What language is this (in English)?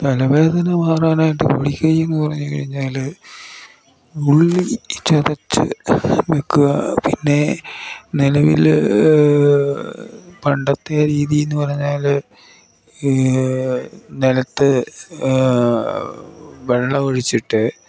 Malayalam